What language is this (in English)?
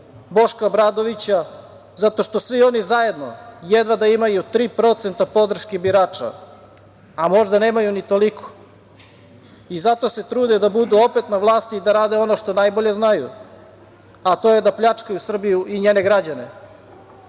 Serbian